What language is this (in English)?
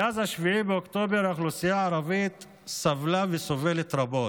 Hebrew